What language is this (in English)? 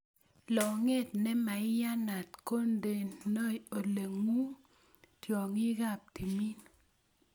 Kalenjin